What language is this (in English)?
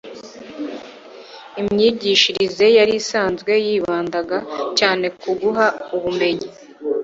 Kinyarwanda